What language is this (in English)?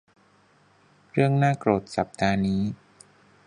Thai